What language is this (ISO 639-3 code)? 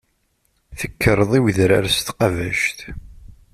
kab